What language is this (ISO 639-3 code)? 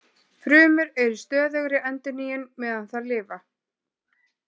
isl